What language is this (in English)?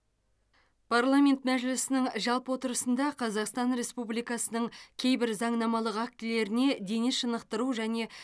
Kazakh